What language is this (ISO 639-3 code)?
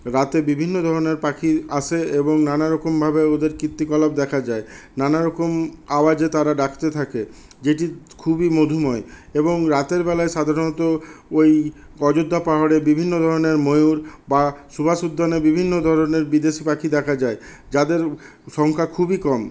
ben